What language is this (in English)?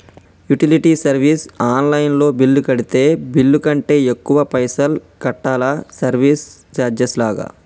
Telugu